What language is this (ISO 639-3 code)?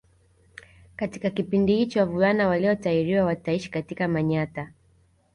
swa